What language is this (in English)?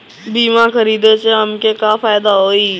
Bhojpuri